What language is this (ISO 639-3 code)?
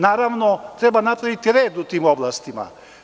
srp